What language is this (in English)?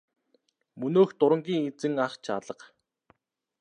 Mongolian